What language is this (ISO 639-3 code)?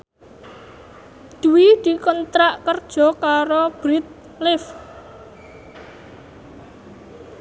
jav